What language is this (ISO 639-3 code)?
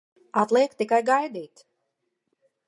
lav